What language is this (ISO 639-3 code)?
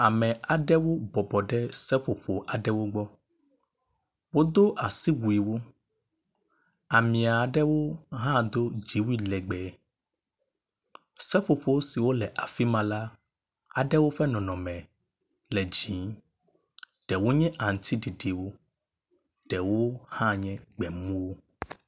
ewe